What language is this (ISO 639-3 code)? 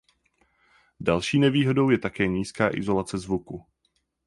ces